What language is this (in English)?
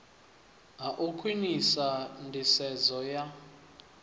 Venda